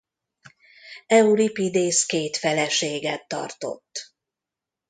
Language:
Hungarian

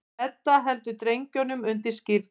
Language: Icelandic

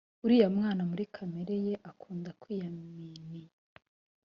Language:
Kinyarwanda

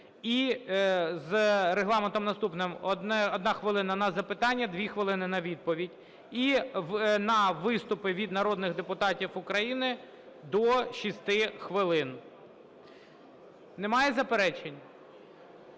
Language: Ukrainian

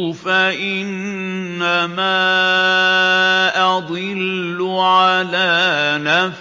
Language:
Arabic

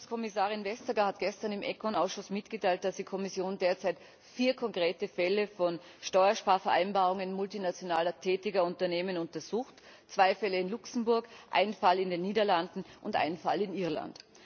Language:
German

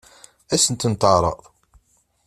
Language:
Kabyle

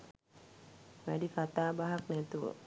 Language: Sinhala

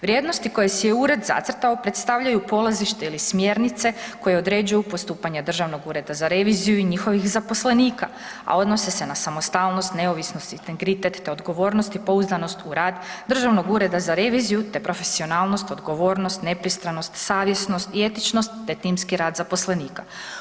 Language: Croatian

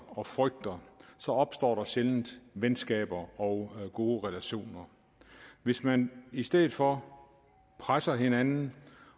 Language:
Danish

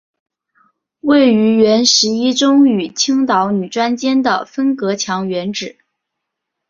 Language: Chinese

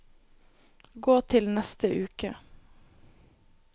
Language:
Norwegian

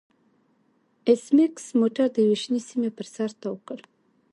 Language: Pashto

